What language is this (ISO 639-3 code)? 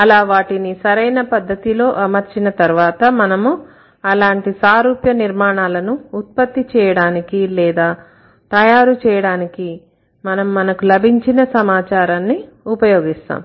tel